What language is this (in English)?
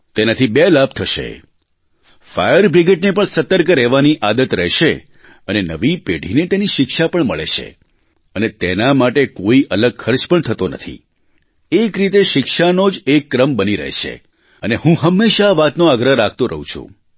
Gujarati